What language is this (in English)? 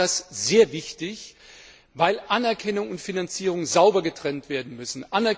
German